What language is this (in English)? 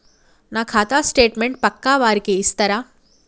Telugu